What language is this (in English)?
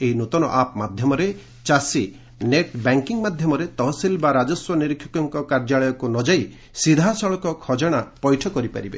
Odia